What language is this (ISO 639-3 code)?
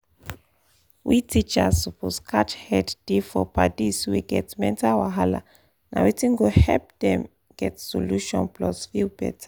pcm